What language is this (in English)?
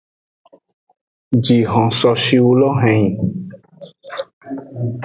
Aja (Benin)